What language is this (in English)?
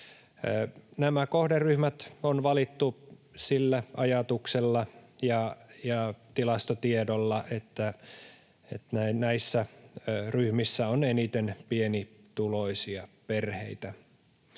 Finnish